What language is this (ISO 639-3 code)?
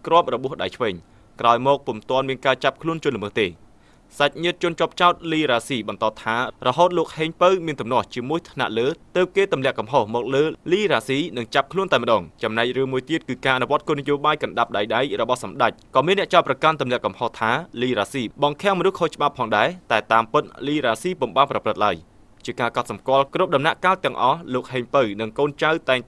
khm